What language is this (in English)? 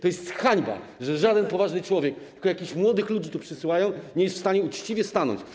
Polish